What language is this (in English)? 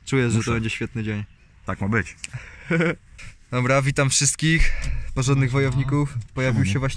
Polish